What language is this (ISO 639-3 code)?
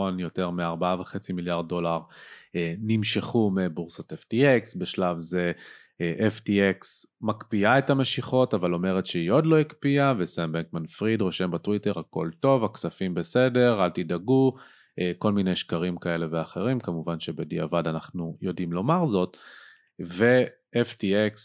heb